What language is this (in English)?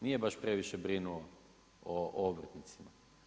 Croatian